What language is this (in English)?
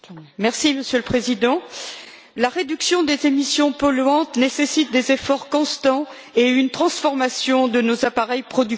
French